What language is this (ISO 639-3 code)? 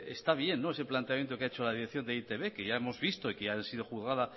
spa